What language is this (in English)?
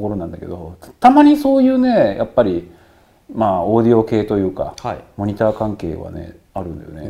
Japanese